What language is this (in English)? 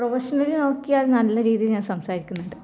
Malayalam